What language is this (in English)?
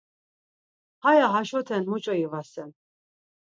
Laz